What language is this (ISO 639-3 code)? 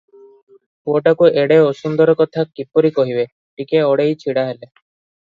ori